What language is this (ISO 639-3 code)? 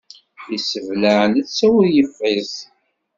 kab